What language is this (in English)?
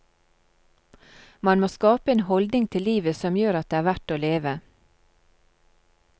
Norwegian